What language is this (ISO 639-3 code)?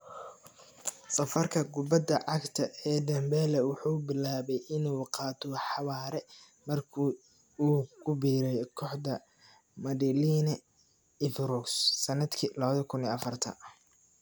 som